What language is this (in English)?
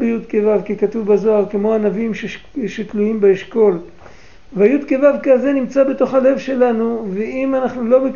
Hebrew